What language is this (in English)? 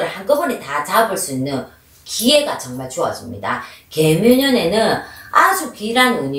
Korean